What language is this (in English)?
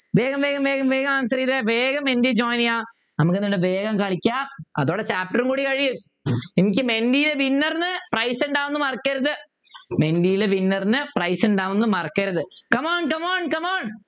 Malayalam